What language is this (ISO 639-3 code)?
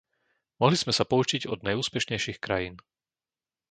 slk